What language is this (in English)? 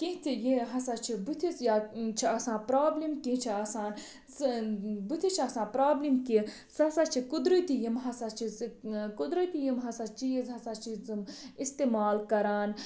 Kashmiri